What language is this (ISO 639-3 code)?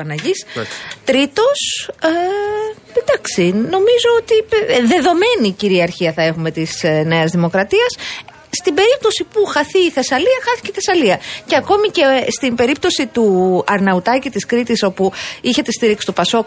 ell